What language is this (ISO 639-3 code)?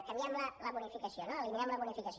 cat